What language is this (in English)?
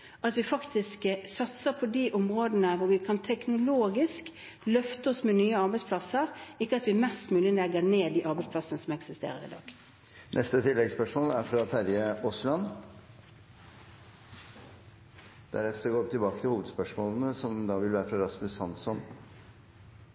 Norwegian